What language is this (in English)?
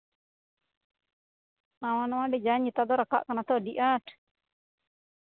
Santali